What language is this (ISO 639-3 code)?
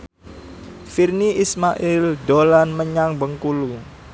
jav